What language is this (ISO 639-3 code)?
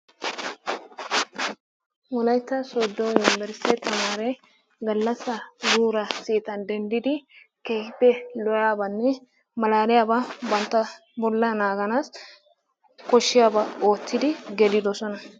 wal